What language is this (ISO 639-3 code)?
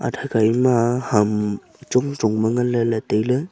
nnp